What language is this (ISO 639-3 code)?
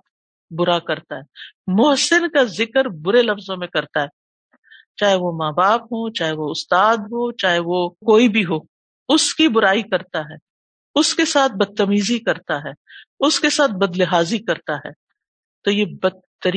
urd